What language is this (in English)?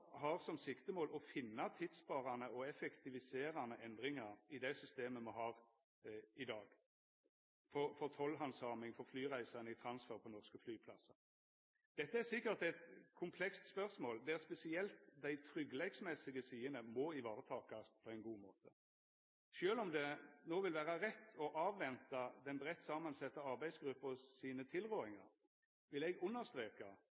Norwegian Nynorsk